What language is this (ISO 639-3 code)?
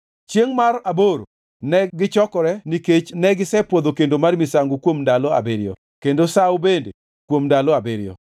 luo